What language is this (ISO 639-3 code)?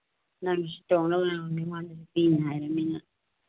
mni